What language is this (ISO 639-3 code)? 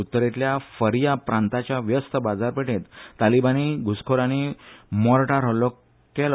kok